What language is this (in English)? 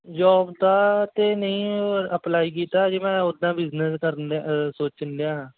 Punjabi